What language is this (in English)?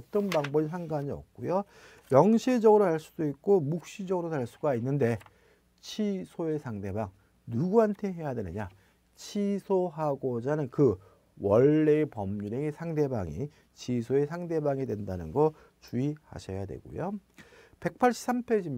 Korean